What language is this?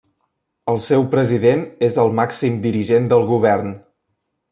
Catalan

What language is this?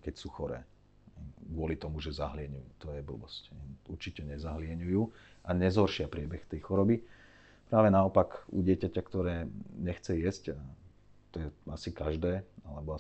Slovak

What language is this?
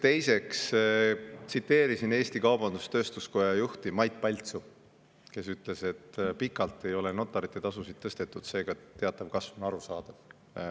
Estonian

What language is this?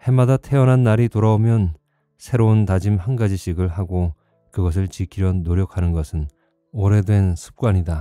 Korean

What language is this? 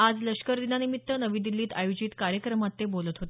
Marathi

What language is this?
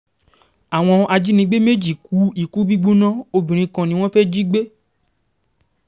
Yoruba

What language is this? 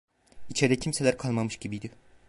Turkish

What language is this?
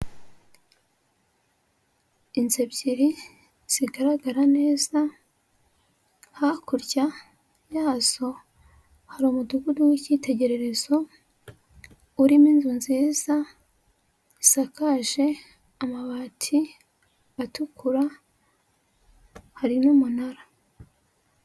Kinyarwanda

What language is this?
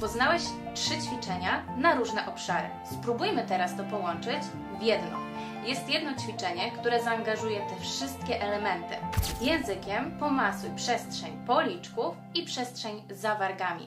Polish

